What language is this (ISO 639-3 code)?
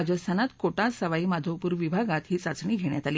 mar